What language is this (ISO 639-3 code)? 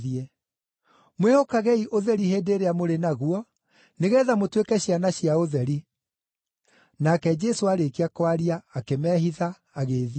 kik